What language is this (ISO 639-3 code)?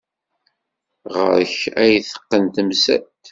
kab